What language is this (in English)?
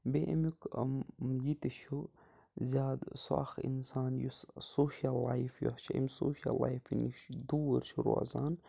Kashmiri